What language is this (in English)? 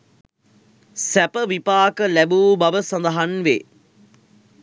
Sinhala